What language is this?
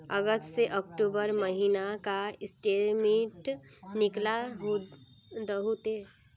Magahi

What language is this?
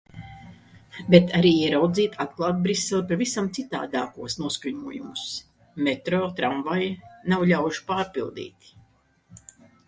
Latvian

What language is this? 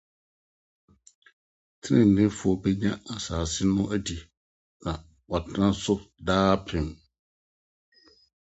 Akan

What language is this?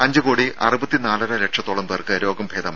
Malayalam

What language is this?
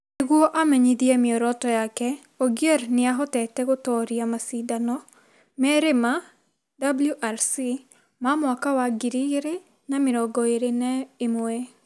Kikuyu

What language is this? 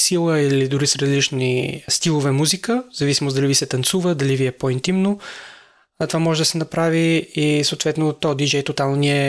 Bulgarian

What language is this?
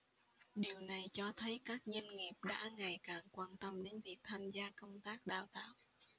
Vietnamese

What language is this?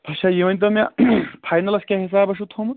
Kashmiri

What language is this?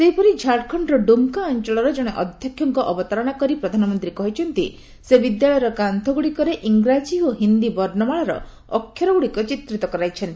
Odia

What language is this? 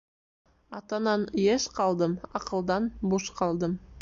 Bashkir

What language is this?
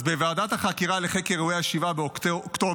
Hebrew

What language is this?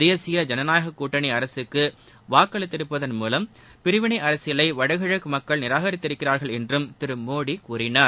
Tamil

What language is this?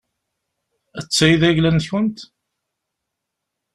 Kabyle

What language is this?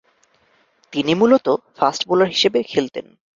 Bangla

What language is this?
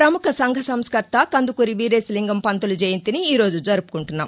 Telugu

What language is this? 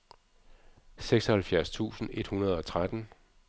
Danish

